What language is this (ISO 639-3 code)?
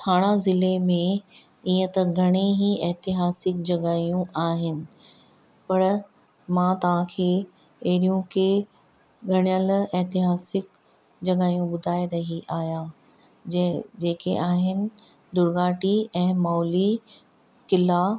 snd